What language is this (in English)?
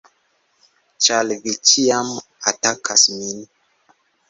Esperanto